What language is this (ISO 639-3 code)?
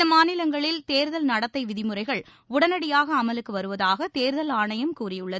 tam